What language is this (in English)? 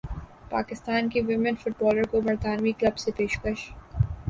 Urdu